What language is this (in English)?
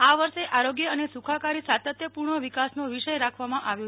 Gujarati